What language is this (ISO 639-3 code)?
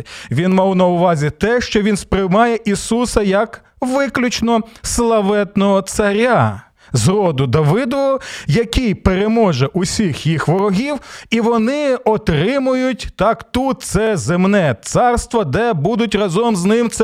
ukr